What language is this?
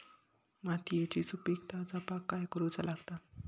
Marathi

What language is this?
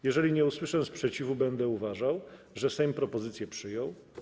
Polish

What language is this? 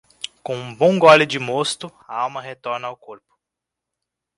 Portuguese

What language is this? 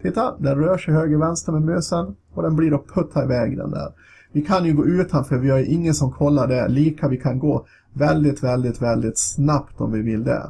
Swedish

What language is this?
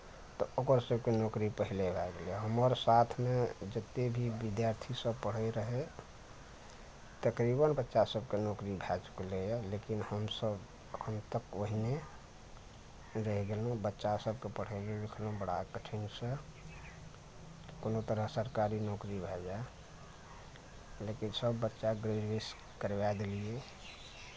Maithili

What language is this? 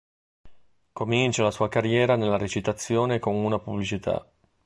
Italian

